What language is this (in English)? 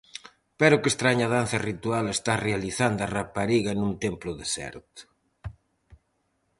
Galician